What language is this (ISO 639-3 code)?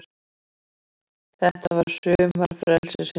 isl